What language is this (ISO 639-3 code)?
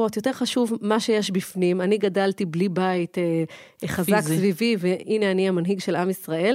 heb